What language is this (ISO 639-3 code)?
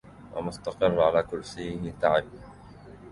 ara